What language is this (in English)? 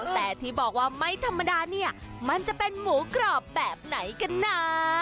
Thai